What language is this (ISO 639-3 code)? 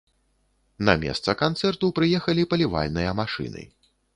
bel